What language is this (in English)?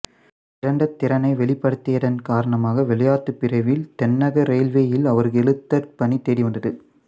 Tamil